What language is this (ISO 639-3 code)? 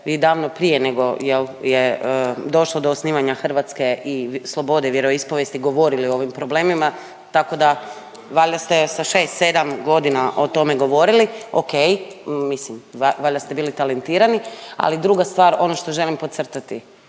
hrv